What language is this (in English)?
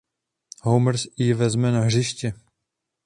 Czech